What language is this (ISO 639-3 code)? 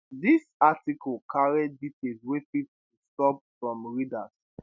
pcm